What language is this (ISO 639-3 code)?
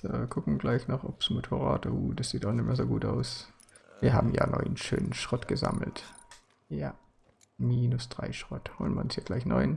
deu